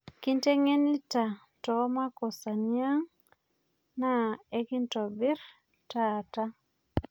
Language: Masai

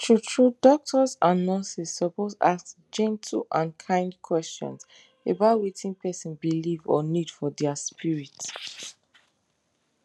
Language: Nigerian Pidgin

